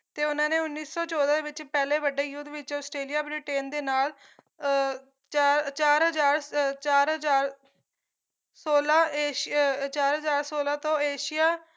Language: Punjabi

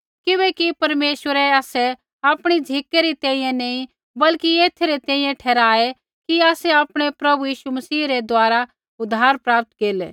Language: Kullu Pahari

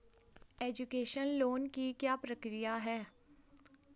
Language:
Hindi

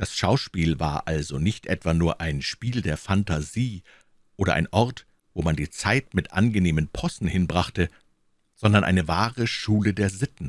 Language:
German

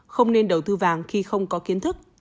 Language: Vietnamese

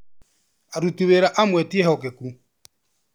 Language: Kikuyu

